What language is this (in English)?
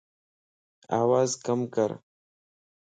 Lasi